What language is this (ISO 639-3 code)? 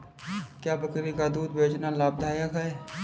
hin